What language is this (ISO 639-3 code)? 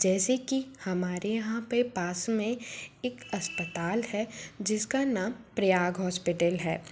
hin